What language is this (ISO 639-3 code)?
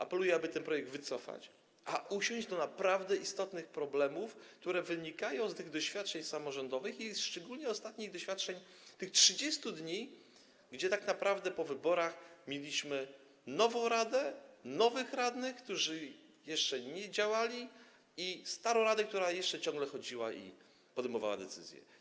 pol